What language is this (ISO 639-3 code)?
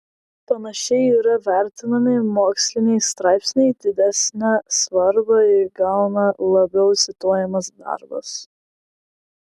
lit